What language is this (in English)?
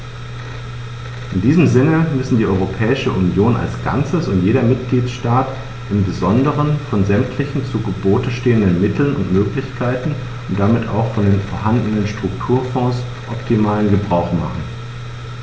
German